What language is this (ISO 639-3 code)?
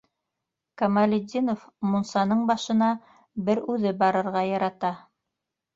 bak